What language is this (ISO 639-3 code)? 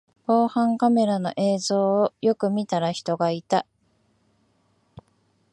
jpn